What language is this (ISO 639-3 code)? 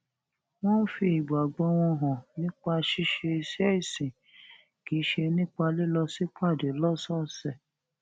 yor